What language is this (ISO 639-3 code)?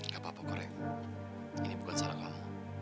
ind